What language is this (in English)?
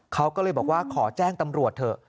Thai